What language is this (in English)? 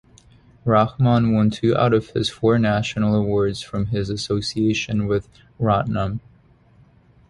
English